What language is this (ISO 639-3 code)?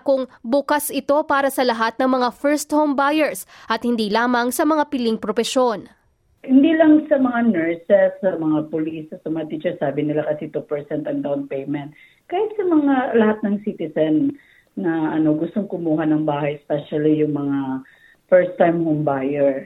fil